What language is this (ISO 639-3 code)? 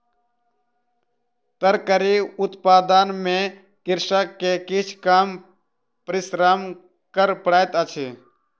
mai